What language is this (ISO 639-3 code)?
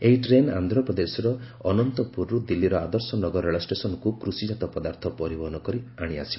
ori